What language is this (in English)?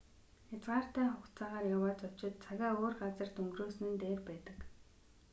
Mongolian